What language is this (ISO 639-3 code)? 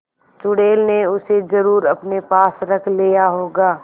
hin